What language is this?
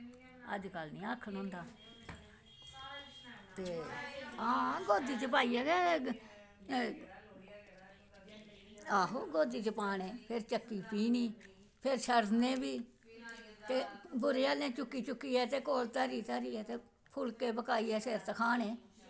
Dogri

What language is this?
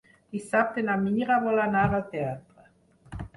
Catalan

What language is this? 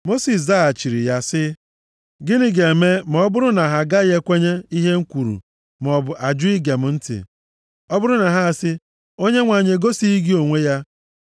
Igbo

